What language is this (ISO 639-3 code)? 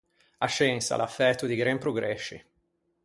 lij